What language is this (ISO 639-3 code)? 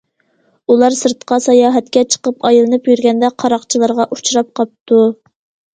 uig